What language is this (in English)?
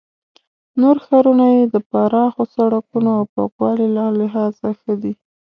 Pashto